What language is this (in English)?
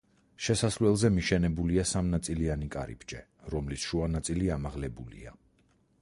Georgian